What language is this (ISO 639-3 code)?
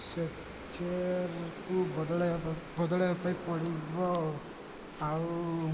ori